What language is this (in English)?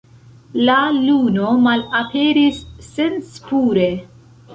Esperanto